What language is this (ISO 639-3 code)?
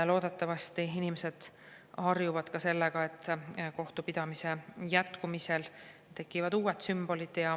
est